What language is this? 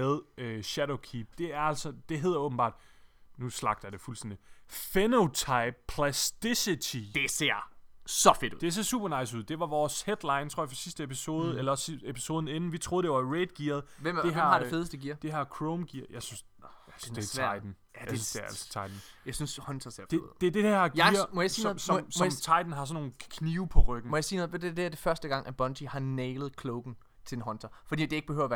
Danish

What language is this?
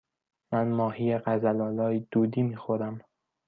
Persian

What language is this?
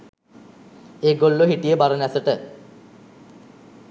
Sinhala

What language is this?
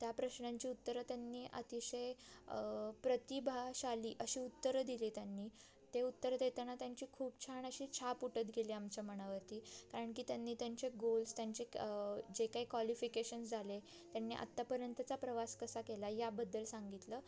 Marathi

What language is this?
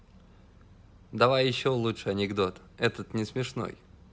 Russian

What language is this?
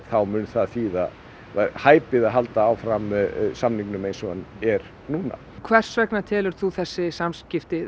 Icelandic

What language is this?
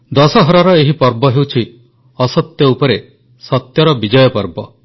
Odia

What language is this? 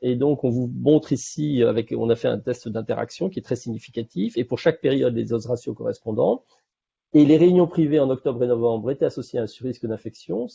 French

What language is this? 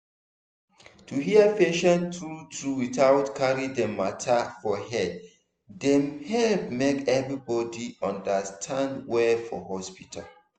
Nigerian Pidgin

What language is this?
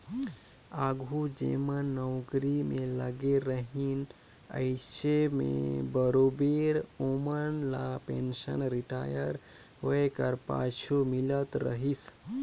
Chhattisgarhi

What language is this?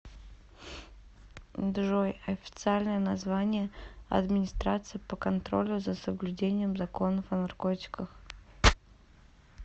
Russian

